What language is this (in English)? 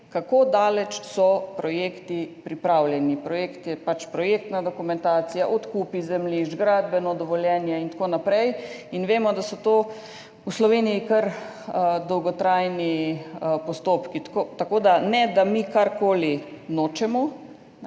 Slovenian